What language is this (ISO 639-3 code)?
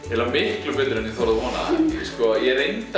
isl